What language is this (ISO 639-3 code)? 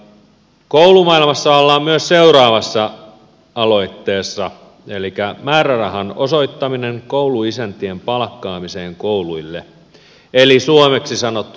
fin